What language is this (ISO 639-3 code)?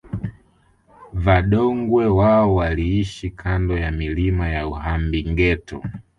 swa